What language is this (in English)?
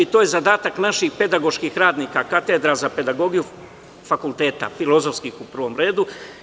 Serbian